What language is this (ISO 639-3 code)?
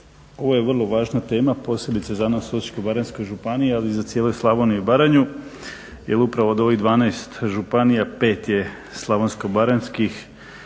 hrv